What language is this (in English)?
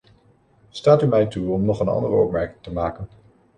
Dutch